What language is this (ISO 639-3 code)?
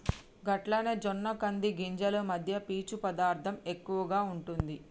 tel